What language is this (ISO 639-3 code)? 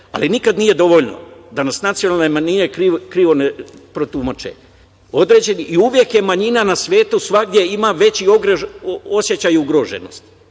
srp